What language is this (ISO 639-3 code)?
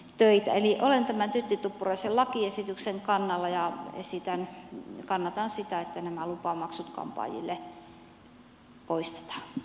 fin